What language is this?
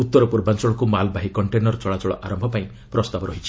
Odia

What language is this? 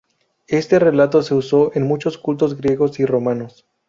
Spanish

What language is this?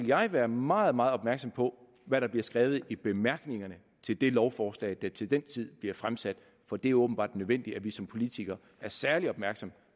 Danish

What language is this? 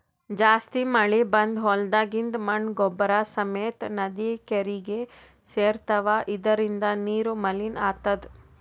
Kannada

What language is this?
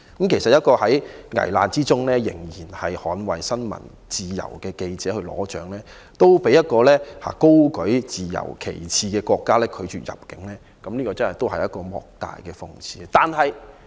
Cantonese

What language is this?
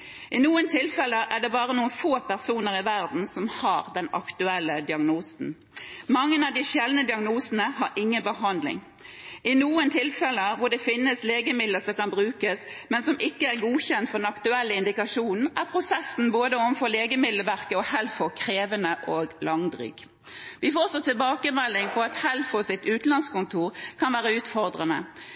Norwegian Bokmål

